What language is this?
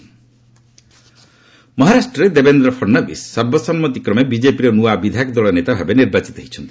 Odia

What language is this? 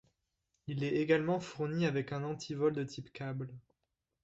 French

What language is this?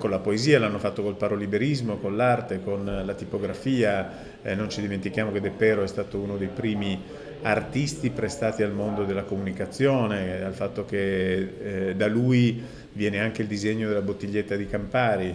Italian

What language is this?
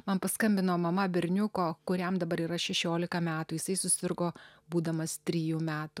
Lithuanian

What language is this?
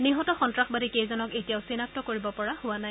Assamese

